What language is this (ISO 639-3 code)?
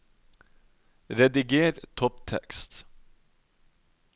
nor